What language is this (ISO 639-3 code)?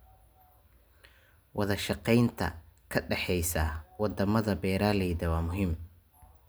som